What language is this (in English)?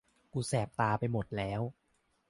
Thai